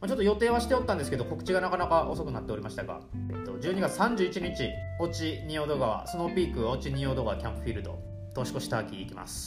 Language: Japanese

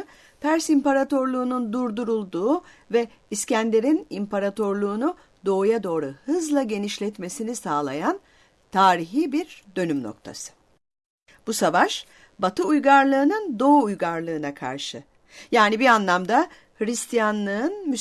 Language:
Turkish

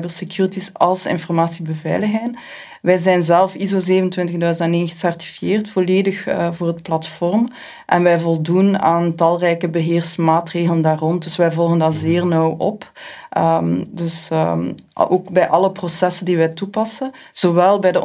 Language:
Dutch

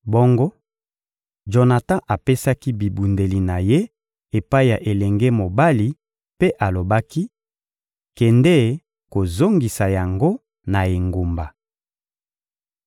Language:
Lingala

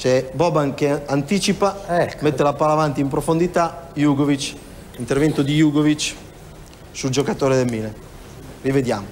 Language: Italian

